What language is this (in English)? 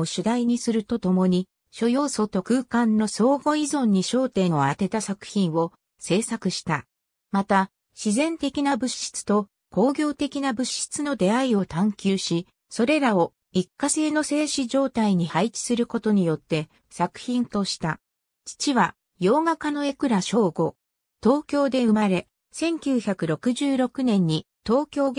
Japanese